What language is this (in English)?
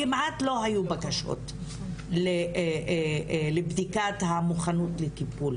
Hebrew